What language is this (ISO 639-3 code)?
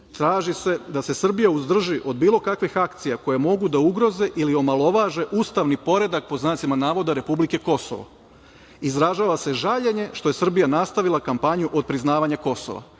srp